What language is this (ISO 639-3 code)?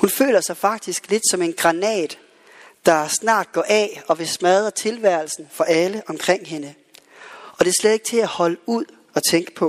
dan